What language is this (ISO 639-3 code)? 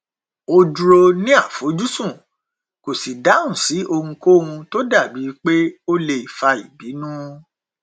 yor